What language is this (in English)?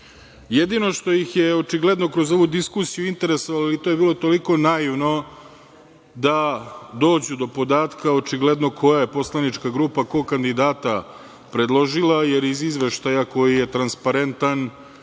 Serbian